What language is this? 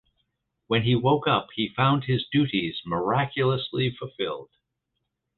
English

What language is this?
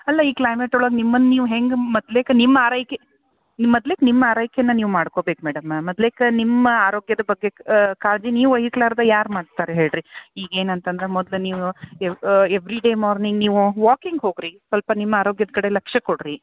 Kannada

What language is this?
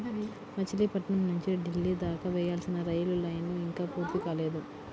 Telugu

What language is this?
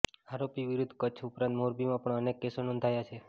Gujarati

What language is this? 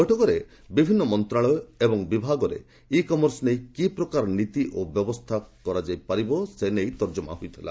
Odia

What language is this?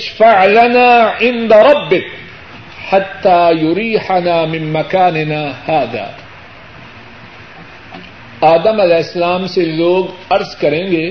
Urdu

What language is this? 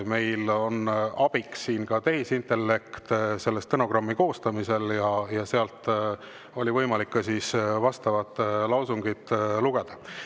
Estonian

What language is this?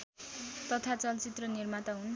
Nepali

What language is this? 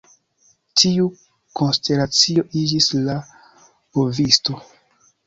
Esperanto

